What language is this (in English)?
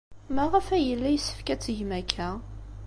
Kabyle